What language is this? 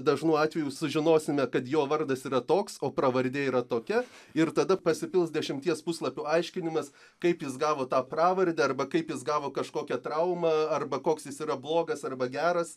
Lithuanian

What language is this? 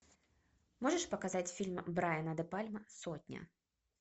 Russian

